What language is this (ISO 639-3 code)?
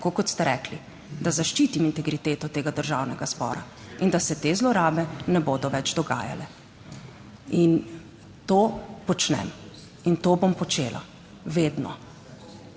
slv